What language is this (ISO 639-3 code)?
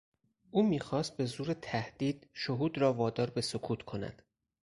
fas